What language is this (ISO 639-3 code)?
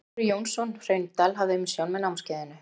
isl